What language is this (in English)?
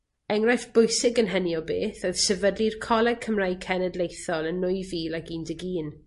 Welsh